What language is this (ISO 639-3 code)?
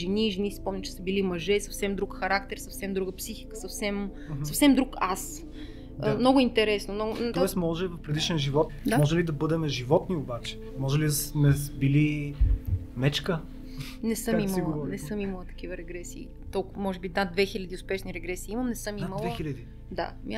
bul